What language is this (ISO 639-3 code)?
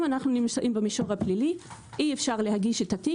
heb